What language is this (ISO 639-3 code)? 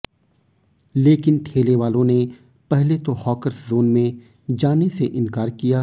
hin